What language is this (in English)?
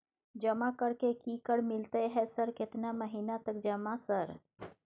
Maithili